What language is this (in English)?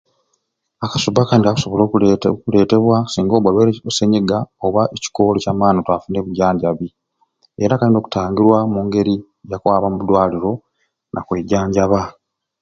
Ruuli